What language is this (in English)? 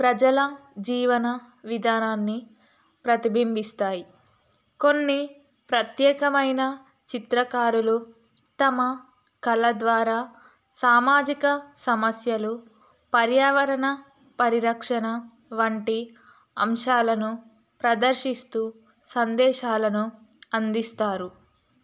Telugu